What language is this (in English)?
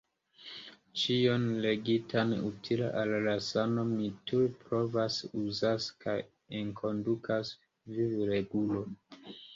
Esperanto